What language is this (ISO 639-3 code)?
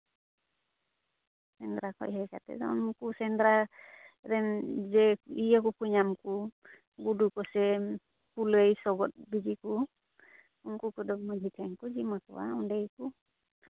sat